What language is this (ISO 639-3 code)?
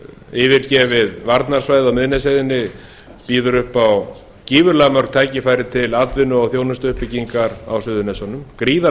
isl